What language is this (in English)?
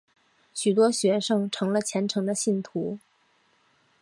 Chinese